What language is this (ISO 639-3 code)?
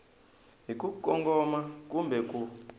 tso